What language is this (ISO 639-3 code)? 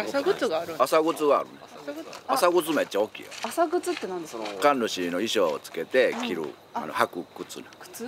jpn